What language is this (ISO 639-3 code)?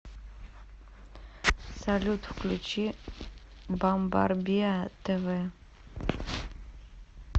rus